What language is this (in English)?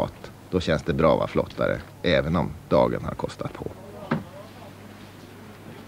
Swedish